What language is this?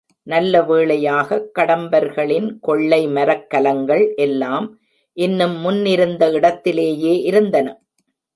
Tamil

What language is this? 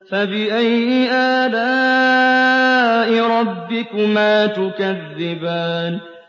Arabic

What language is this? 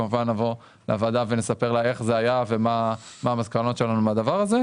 Hebrew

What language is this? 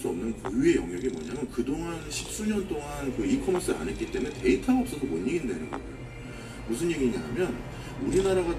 Korean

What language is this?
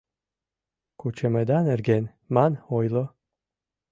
Mari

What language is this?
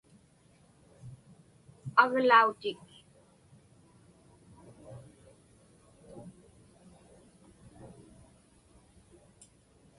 Inupiaq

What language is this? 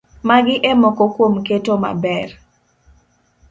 Luo (Kenya and Tanzania)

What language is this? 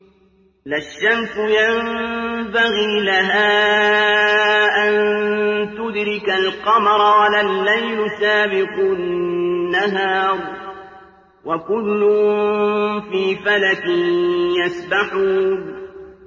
Arabic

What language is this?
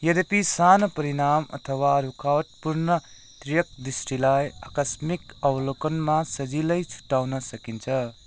Nepali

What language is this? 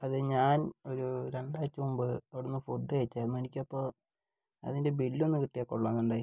Malayalam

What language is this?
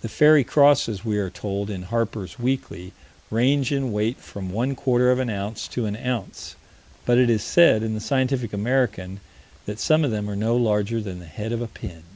English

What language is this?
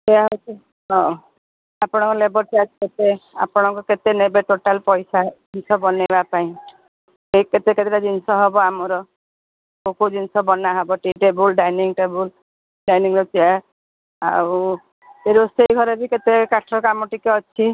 Odia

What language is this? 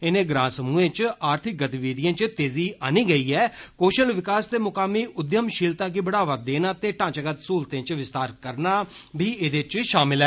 Dogri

